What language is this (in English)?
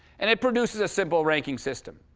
English